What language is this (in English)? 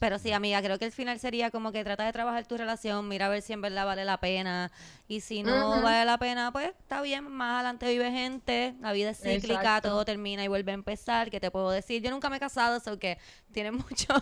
Spanish